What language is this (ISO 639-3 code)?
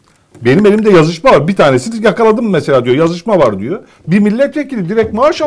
tur